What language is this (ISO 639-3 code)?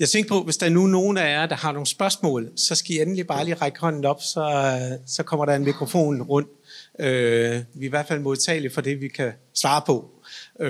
dan